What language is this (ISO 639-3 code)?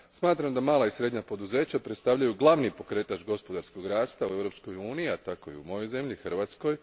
hrv